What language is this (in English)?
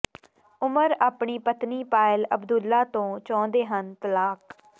Punjabi